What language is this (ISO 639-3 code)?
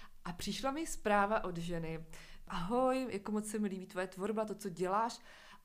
ces